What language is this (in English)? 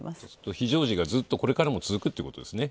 Japanese